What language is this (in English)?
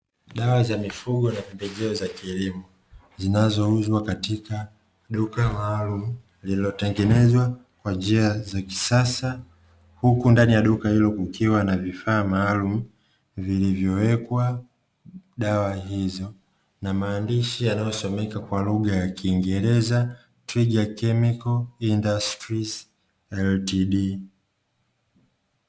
Swahili